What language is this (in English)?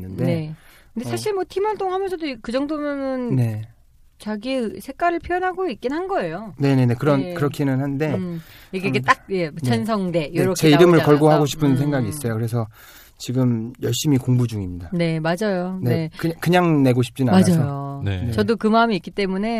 Korean